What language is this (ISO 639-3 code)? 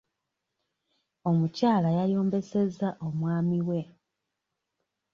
lug